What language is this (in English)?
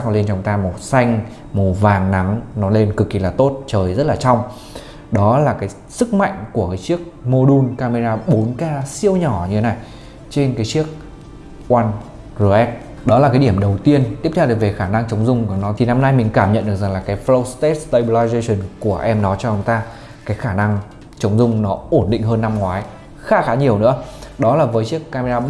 Vietnamese